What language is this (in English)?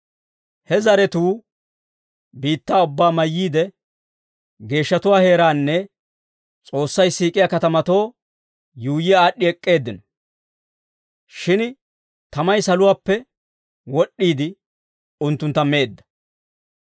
Dawro